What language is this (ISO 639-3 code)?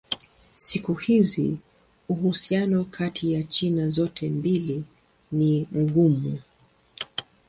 swa